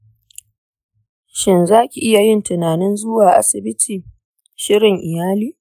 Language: Hausa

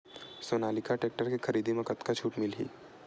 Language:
Chhattisgarhi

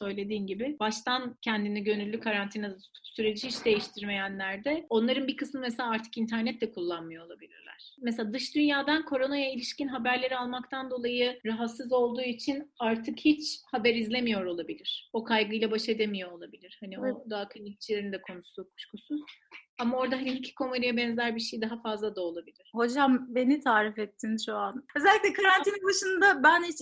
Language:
Turkish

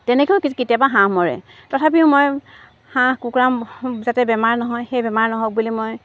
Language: Assamese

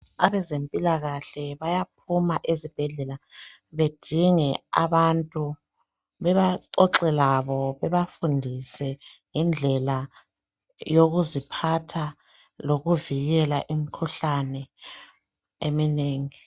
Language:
North Ndebele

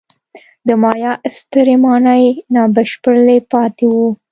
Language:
Pashto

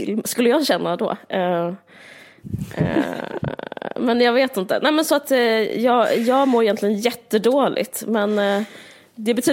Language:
Swedish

